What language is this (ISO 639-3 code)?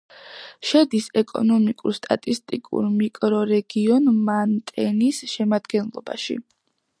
kat